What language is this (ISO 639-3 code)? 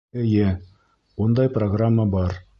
bak